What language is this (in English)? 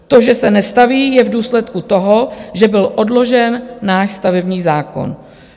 Czech